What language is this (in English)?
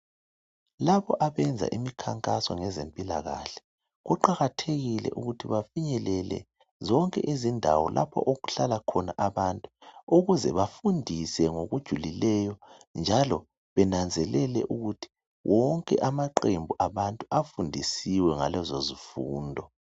North Ndebele